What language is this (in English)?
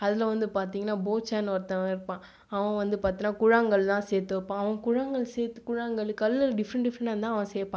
Tamil